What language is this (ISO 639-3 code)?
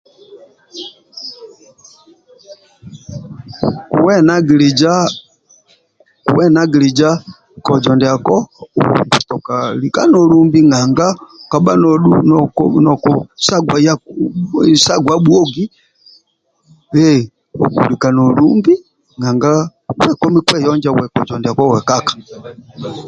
rwm